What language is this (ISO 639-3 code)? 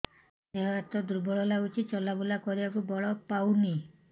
ori